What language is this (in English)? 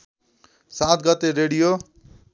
Nepali